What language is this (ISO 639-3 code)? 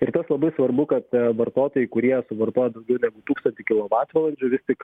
lit